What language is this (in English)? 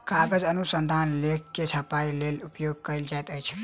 Maithili